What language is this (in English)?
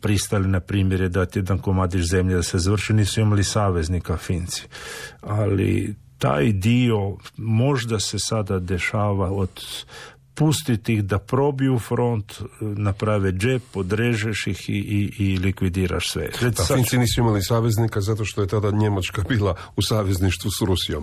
Croatian